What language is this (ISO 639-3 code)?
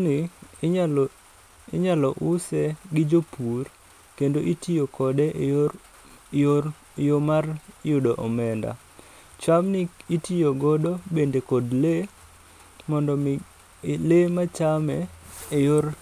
luo